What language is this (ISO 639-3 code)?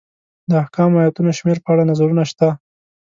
pus